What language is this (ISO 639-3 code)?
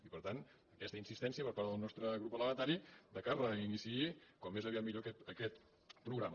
cat